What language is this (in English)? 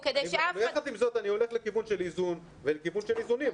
Hebrew